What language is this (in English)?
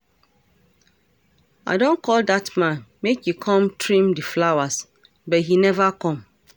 Nigerian Pidgin